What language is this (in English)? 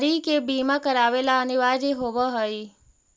Magahi